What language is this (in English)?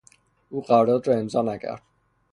Persian